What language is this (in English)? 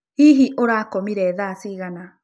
Kikuyu